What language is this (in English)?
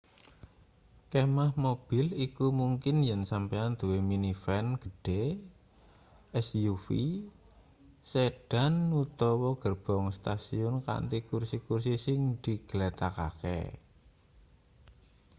Javanese